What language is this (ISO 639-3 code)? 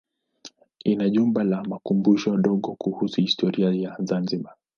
swa